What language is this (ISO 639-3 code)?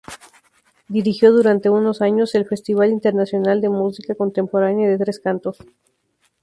spa